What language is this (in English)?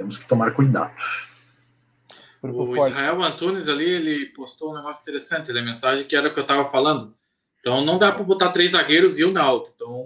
Portuguese